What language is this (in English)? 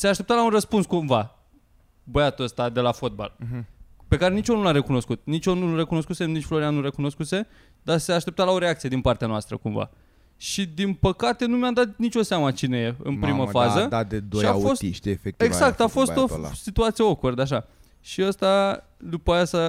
Romanian